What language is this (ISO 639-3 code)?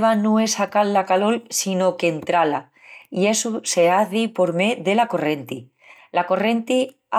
ext